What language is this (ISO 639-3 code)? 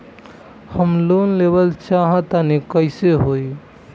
bho